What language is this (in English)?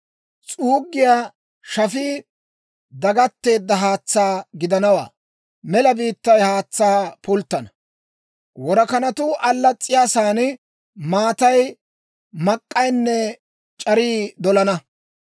Dawro